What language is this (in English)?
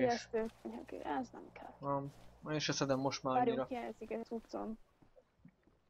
Hungarian